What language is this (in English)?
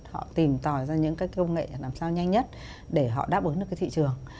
Vietnamese